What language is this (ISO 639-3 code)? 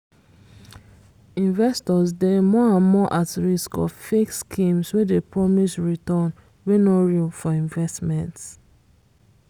pcm